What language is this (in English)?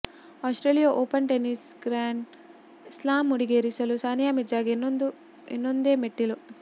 Kannada